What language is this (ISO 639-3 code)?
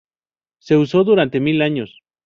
spa